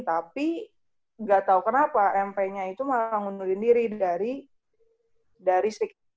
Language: Indonesian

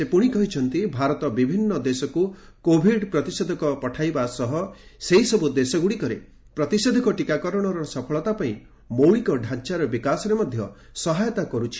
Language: Odia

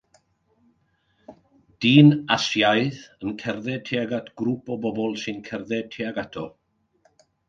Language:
Welsh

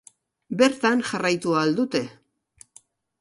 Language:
Basque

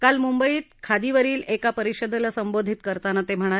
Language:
Marathi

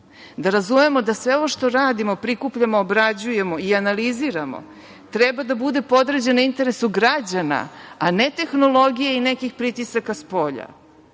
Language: Serbian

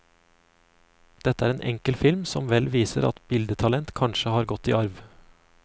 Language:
Norwegian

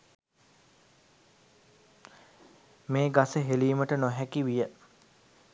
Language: Sinhala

